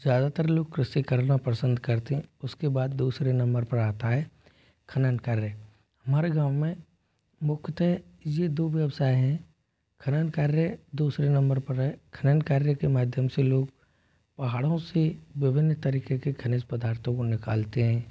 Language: Hindi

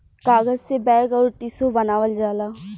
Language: Bhojpuri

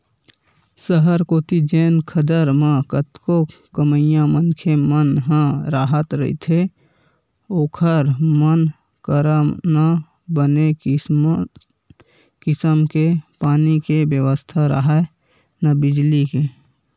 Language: Chhattisgarhi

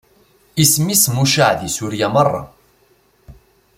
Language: Kabyle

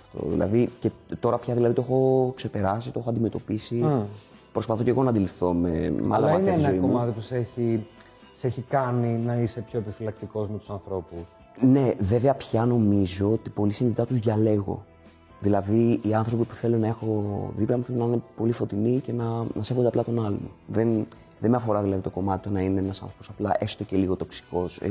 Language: Greek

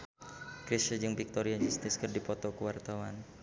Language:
Sundanese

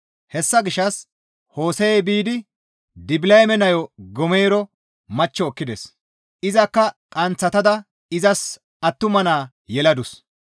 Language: Gamo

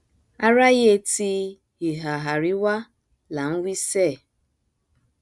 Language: Yoruba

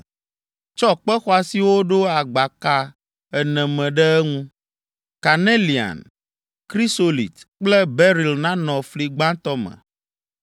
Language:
Ewe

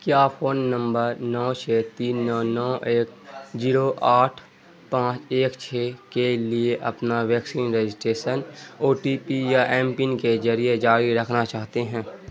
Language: Urdu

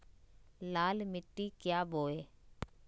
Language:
Magahi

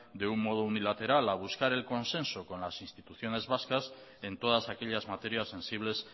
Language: Spanish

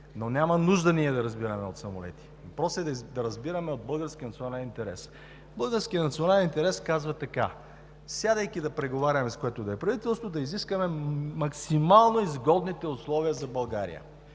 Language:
Bulgarian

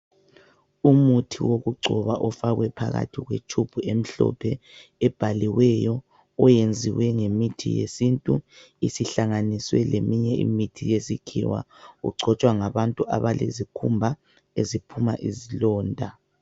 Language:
North Ndebele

